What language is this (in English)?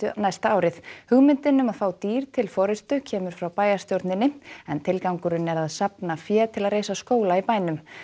Icelandic